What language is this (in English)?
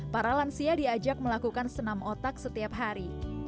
Indonesian